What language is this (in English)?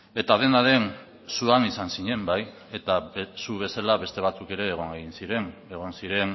Basque